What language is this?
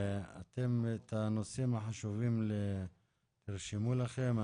Hebrew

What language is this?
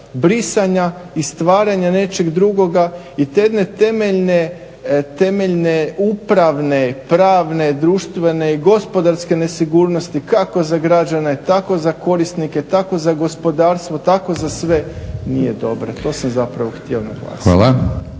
Croatian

